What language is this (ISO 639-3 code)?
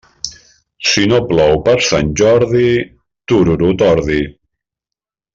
cat